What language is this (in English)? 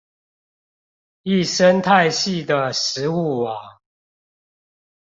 Chinese